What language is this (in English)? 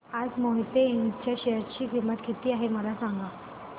Marathi